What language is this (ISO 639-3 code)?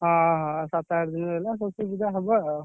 ori